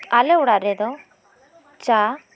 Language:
Santali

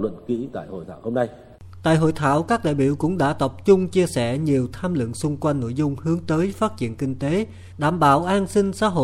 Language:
Vietnamese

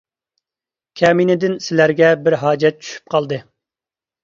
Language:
Uyghur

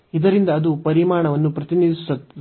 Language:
Kannada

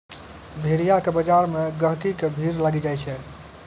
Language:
Maithili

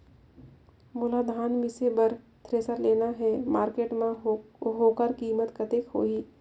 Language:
Chhattisgarhi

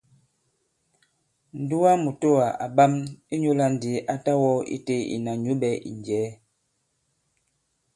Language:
Bankon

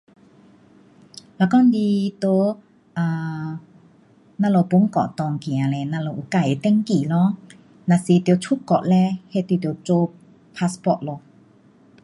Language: Pu-Xian Chinese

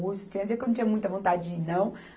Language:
Portuguese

